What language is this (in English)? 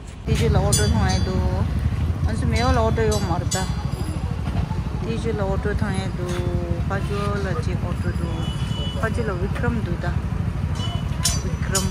Korean